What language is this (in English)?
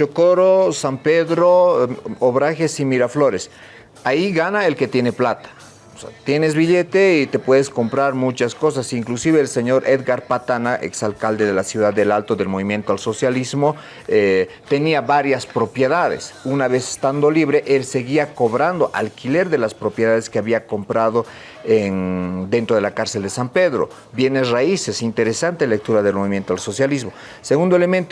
Spanish